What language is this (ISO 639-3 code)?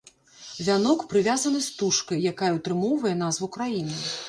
bel